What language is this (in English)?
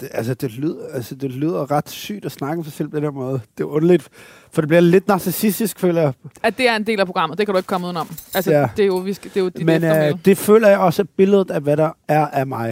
Danish